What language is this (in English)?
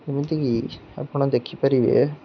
Odia